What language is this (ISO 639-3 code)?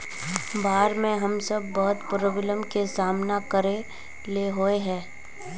mag